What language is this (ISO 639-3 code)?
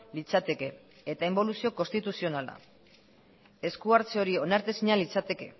eus